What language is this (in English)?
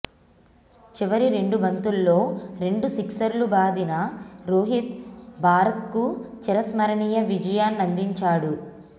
Telugu